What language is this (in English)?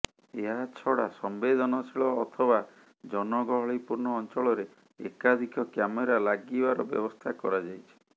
Odia